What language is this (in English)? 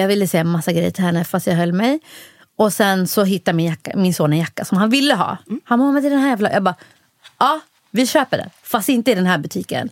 Swedish